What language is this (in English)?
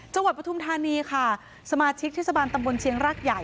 Thai